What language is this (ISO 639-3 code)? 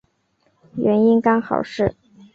zho